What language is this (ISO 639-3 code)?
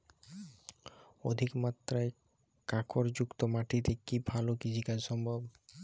ben